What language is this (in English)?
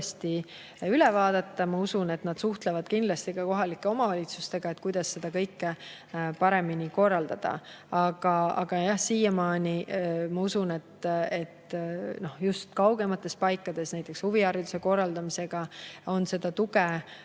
Estonian